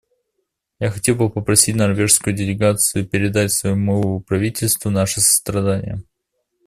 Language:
Russian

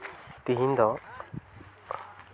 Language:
Santali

